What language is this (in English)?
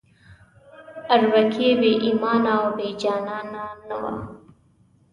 Pashto